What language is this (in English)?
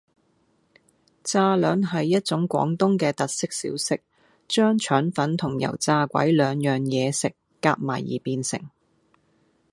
Cantonese